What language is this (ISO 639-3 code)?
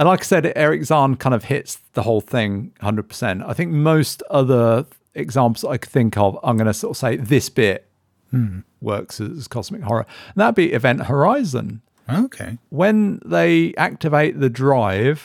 eng